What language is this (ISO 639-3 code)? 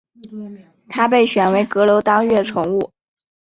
zho